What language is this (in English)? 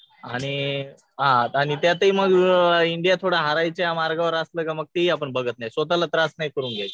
Marathi